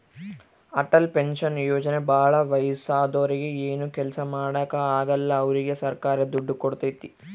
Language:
Kannada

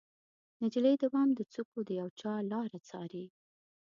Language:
Pashto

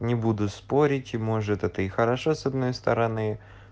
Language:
Russian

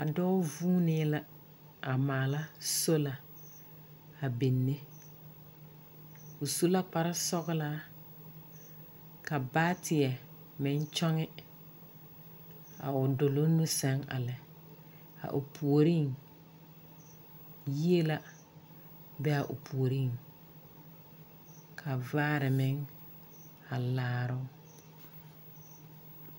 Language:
Southern Dagaare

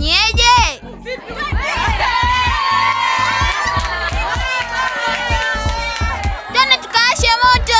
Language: Swahili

